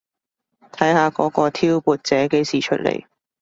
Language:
Cantonese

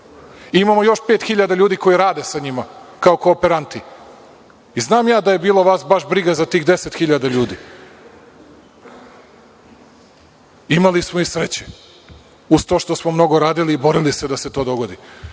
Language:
Serbian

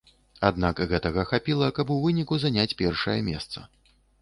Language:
Belarusian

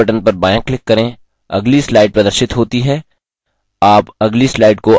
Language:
Hindi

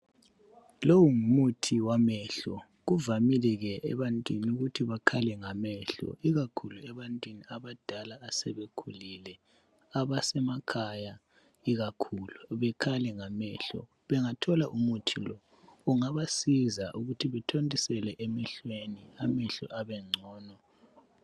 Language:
North Ndebele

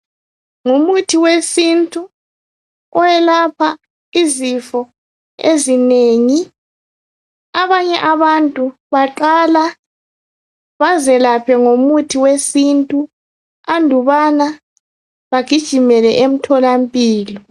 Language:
North Ndebele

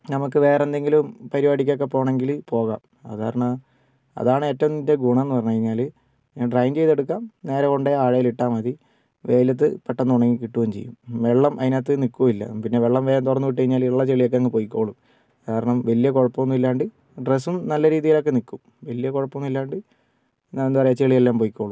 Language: Malayalam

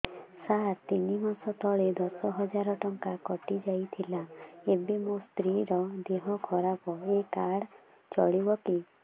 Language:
Odia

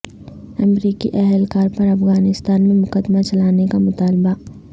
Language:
Urdu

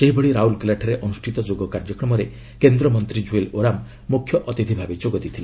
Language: Odia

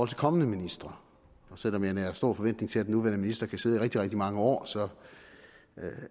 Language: Danish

